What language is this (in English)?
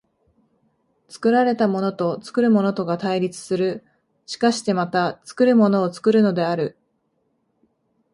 Japanese